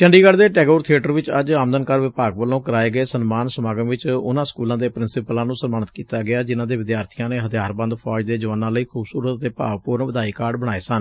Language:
Punjabi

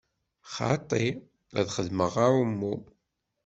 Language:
Kabyle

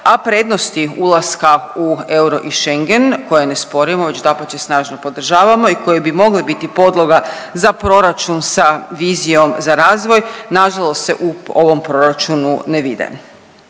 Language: Croatian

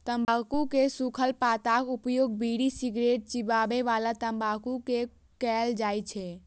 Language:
Maithili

